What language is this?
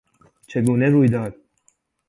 Persian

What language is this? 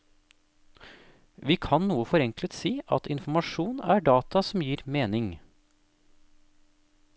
Norwegian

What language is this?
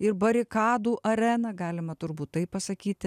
Lithuanian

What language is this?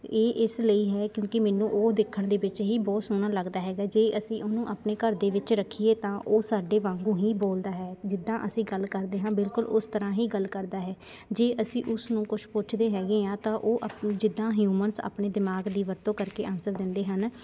Punjabi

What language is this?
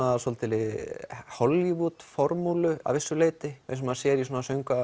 Icelandic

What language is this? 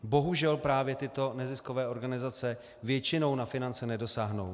Czech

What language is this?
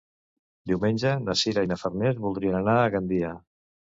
Catalan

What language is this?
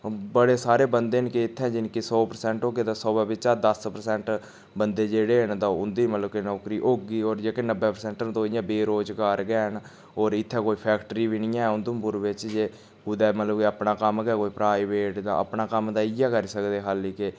Dogri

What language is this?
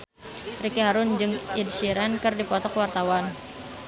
Sundanese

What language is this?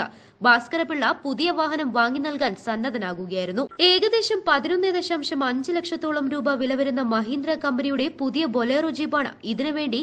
Malayalam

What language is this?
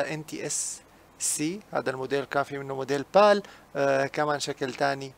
Arabic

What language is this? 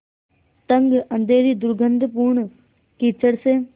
Hindi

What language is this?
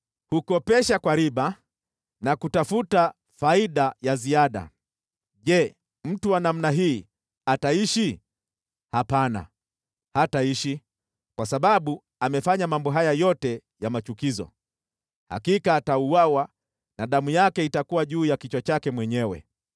Swahili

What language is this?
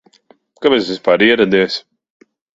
Latvian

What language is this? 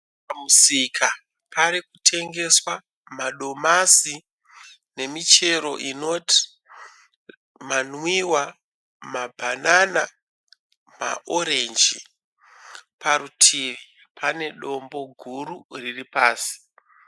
Shona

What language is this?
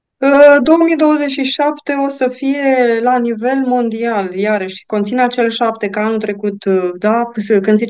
Romanian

